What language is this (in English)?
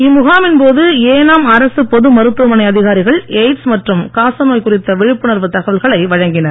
Tamil